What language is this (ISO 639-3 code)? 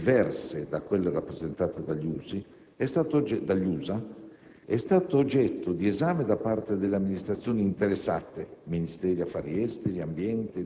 ita